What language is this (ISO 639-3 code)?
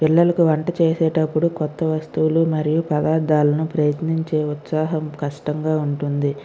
tel